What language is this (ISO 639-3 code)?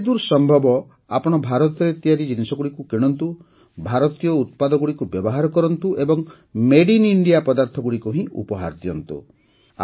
ori